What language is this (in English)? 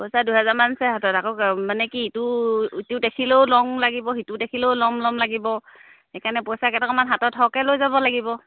Assamese